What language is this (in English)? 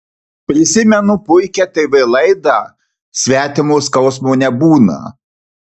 Lithuanian